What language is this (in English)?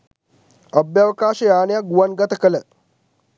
Sinhala